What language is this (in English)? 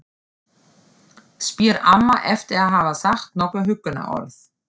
Icelandic